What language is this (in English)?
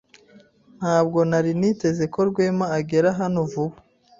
Kinyarwanda